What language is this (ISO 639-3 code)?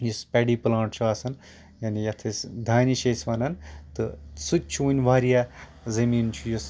kas